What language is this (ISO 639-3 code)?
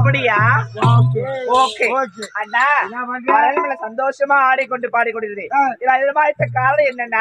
ara